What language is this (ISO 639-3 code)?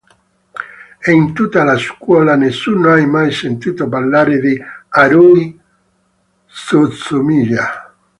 ita